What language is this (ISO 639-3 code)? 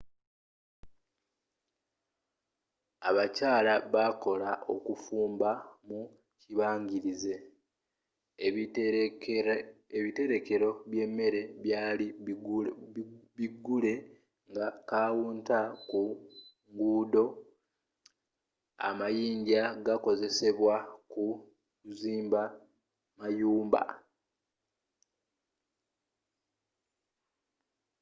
lug